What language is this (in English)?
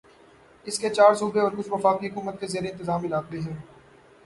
Urdu